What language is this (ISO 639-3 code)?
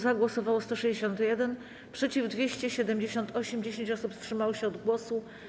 pol